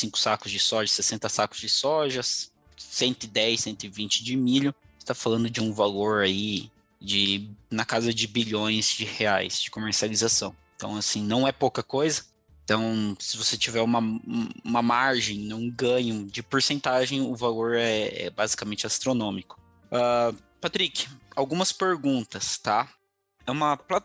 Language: Portuguese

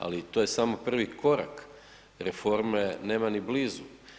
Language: Croatian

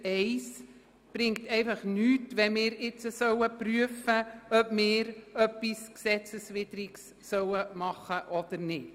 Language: Swiss German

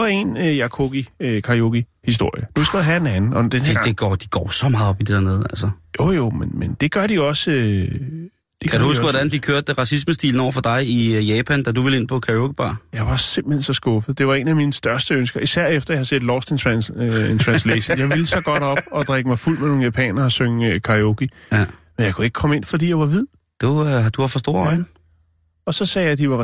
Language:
Danish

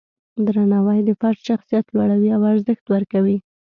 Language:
Pashto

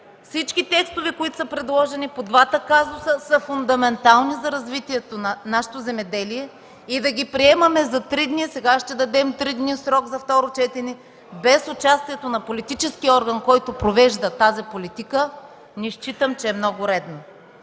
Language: Bulgarian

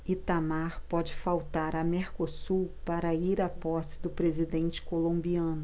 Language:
Portuguese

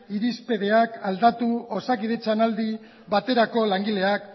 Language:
Basque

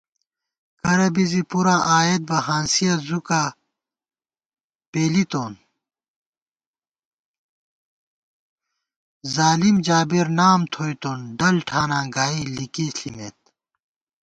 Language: Gawar-Bati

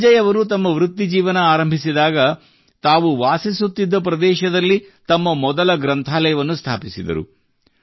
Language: Kannada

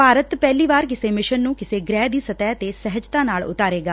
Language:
Punjabi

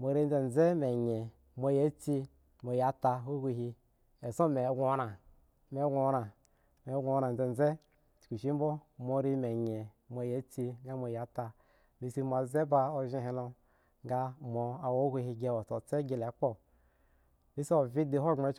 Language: Eggon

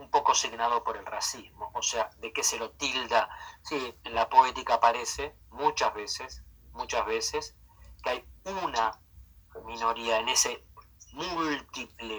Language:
Spanish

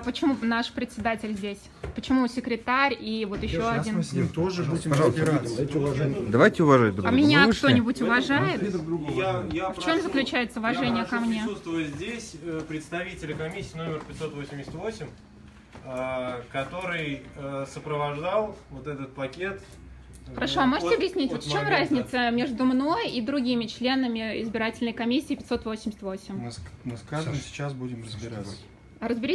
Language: Russian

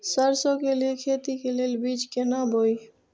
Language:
Maithili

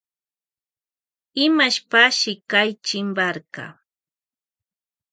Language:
Loja Highland Quichua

